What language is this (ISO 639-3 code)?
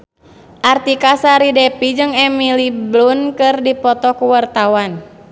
sun